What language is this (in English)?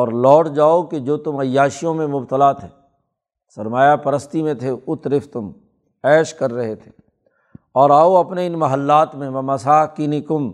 Urdu